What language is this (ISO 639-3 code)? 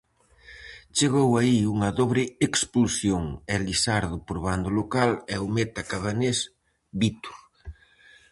glg